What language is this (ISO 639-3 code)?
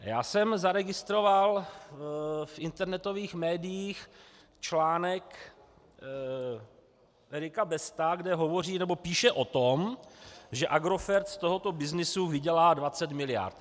ces